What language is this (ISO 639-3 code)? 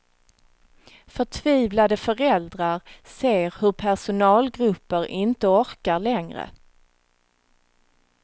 swe